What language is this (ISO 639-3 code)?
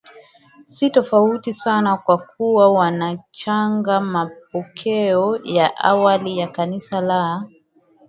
swa